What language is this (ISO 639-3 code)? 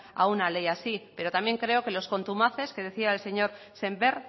spa